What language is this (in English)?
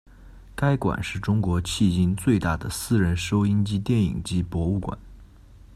Chinese